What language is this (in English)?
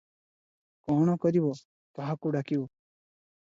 Odia